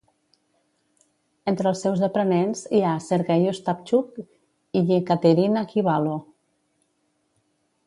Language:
Catalan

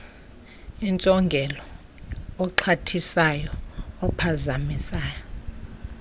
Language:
Xhosa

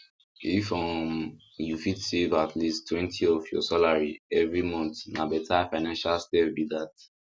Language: Nigerian Pidgin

